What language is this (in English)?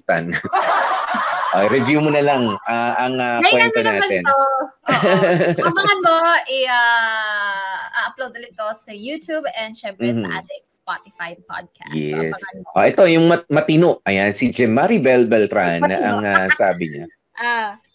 Filipino